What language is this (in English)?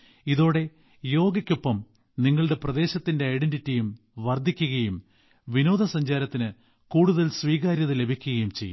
Malayalam